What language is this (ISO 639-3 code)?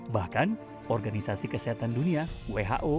ind